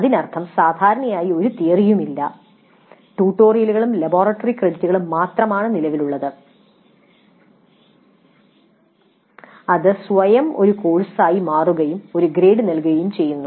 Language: Malayalam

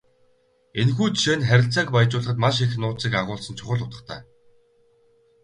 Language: Mongolian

